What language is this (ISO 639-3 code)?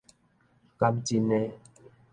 nan